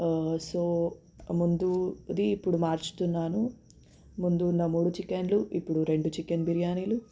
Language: Telugu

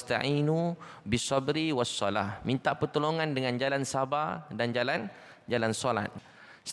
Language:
Malay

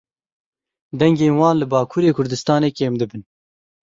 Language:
Kurdish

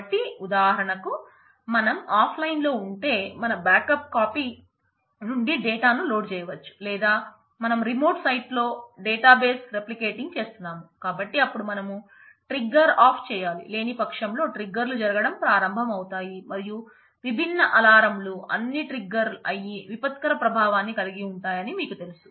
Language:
Telugu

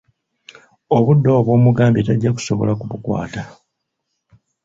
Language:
Ganda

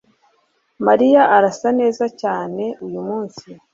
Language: Kinyarwanda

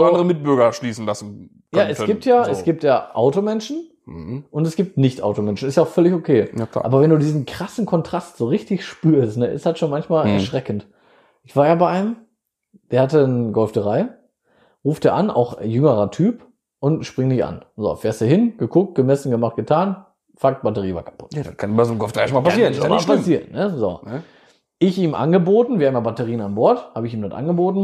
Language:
German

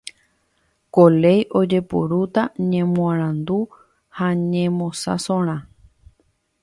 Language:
Guarani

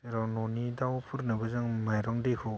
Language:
Bodo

